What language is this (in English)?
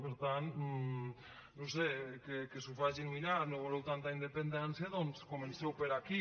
Catalan